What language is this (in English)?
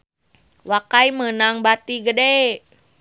Sundanese